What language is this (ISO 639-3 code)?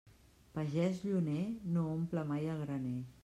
cat